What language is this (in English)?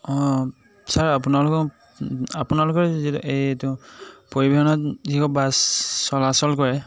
Assamese